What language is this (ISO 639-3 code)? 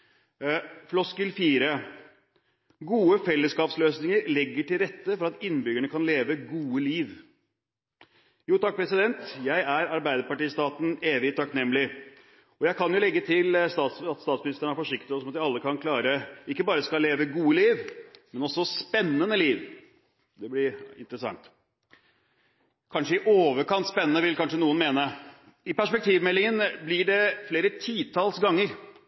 nob